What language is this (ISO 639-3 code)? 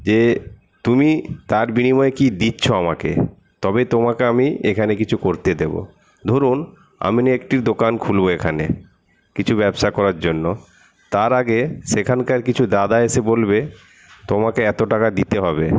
ben